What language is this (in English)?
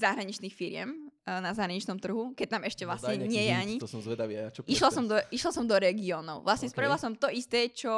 Slovak